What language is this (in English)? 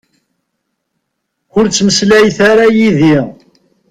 Kabyle